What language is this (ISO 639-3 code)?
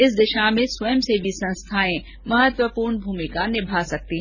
hin